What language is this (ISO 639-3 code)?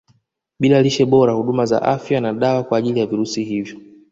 swa